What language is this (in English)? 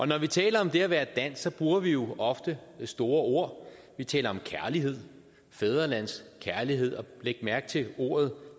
Danish